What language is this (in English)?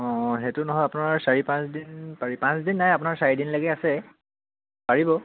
Assamese